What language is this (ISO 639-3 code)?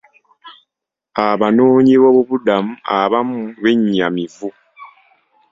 lug